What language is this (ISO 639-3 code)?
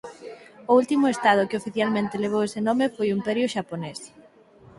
glg